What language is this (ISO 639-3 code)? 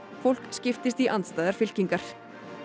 isl